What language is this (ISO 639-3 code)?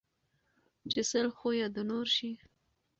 pus